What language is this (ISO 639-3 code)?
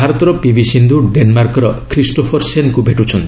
ori